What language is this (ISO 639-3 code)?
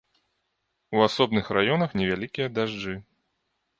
bel